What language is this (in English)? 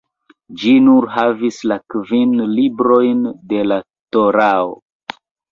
Esperanto